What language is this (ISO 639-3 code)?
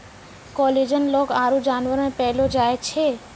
mai